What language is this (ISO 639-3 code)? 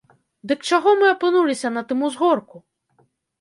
bel